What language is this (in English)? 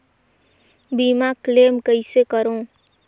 Chhattisgarhi